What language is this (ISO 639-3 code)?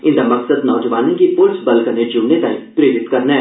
doi